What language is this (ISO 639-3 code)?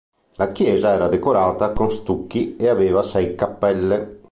ita